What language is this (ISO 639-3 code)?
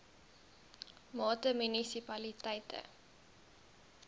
afr